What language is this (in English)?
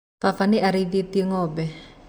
Kikuyu